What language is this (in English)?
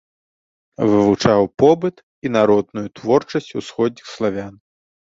Belarusian